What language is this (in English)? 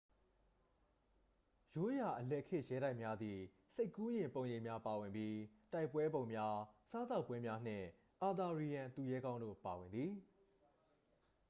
Burmese